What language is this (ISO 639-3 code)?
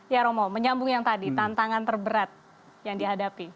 ind